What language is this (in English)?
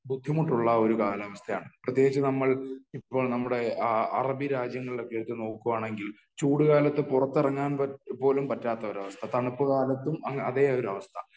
Malayalam